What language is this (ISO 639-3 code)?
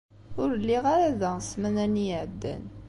kab